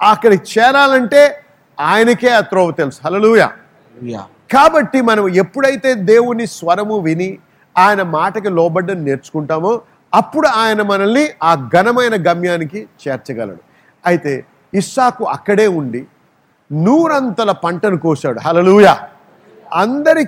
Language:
Telugu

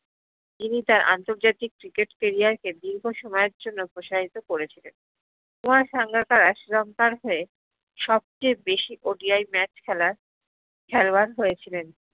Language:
Bangla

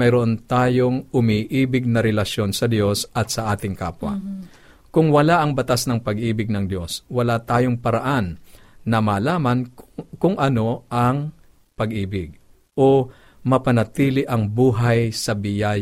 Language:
Filipino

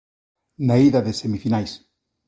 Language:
Galician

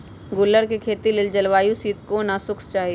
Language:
Magahi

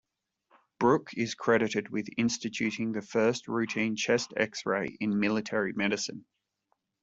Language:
English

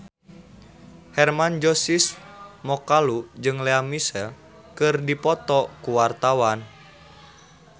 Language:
Sundanese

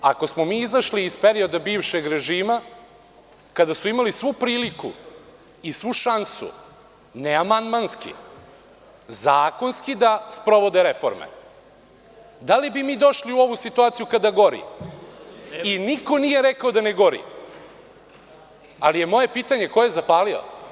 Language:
Serbian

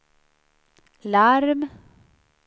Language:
Swedish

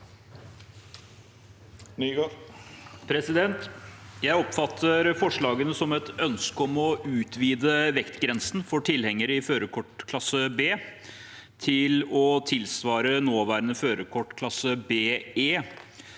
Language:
Norwegian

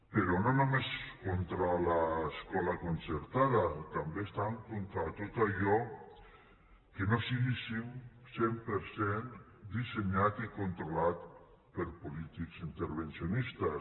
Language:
Catalan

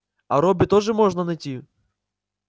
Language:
Russian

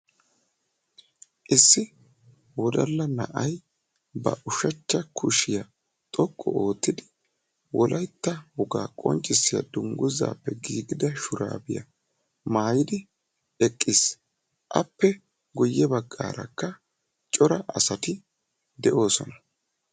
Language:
Wolaytta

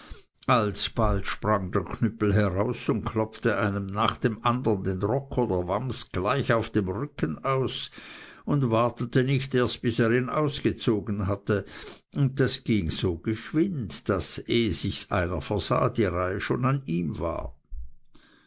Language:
German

